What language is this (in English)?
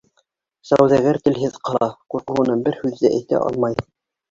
Bashkir